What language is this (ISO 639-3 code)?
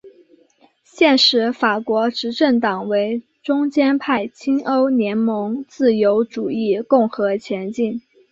zho